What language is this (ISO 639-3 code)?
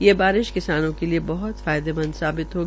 hin